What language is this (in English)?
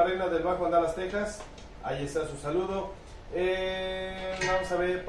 Spanish